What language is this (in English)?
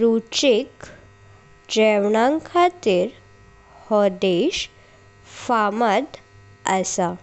Konkani